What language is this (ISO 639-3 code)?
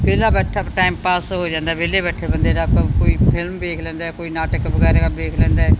pan